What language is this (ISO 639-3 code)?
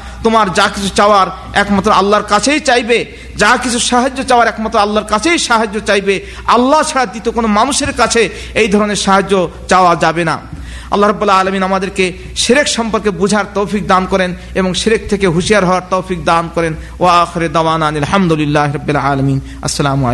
ben